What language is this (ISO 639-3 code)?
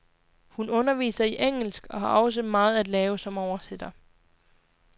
dan